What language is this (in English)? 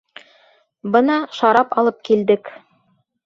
Bashkir